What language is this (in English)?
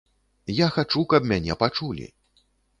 Belarusian